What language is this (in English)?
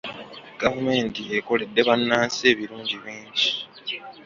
Ganda